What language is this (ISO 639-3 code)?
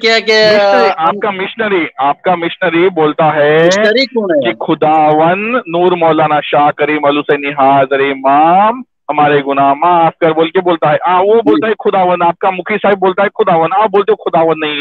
urd